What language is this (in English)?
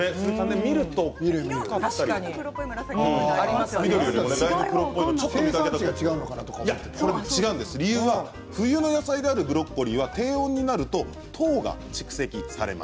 Japanese